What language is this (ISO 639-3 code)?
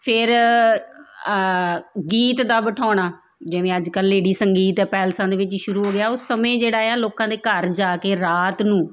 pan